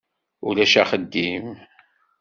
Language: Kabyle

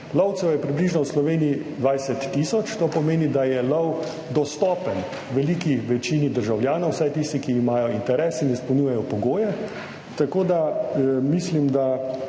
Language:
Slovenian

